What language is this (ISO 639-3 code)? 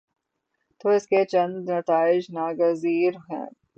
urd